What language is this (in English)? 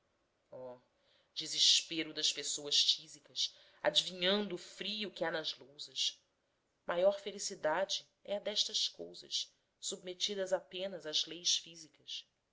Portuguese